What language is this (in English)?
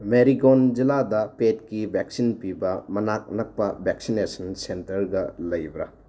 Manipuri